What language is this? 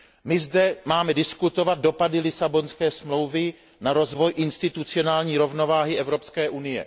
Czech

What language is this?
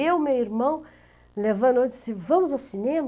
Portuguese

